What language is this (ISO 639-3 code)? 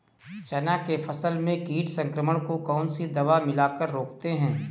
hin